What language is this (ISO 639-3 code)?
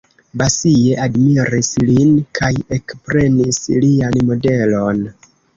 epo